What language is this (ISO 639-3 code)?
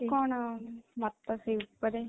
ori